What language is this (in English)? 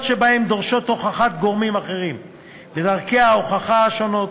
Hebrew